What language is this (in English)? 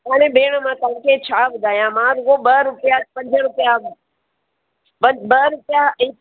Sindhi